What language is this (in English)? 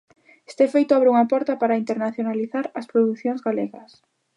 Galician